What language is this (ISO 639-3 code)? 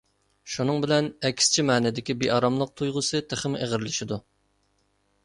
uig